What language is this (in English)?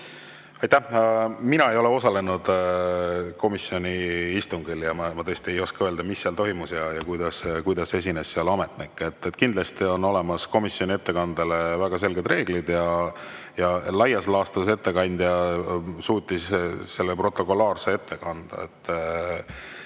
Estonian